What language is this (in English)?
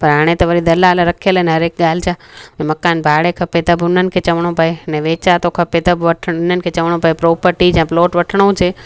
Sindhi